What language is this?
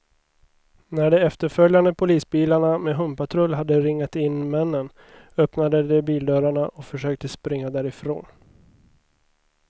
Swedish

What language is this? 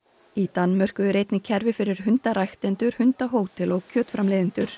Icelandic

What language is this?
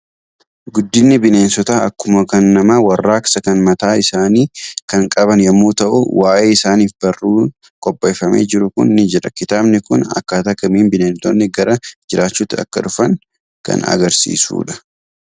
Oromo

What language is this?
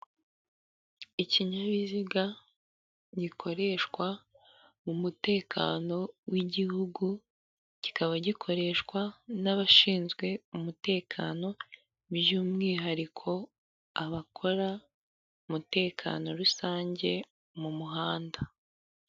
Kinyarwanda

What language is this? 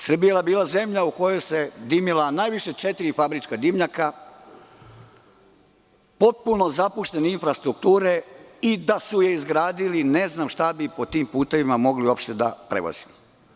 Serbian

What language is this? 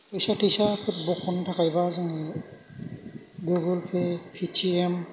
Bodo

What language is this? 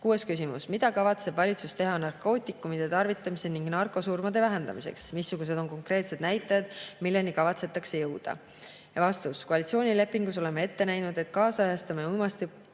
Estonian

